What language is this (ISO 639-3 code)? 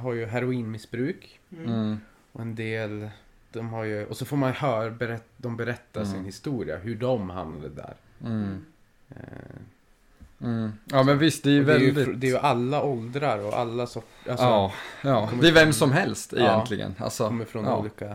swe